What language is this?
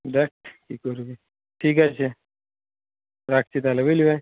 Bangla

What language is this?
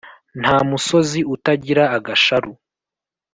Kinyarwanda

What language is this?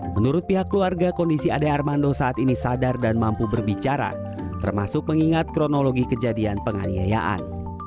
Indonesian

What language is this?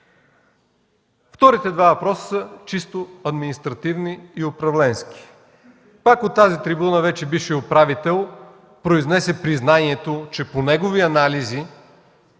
Bulgarian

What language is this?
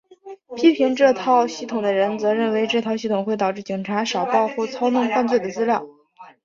Chinese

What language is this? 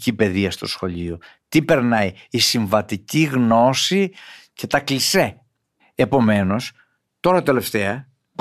Greek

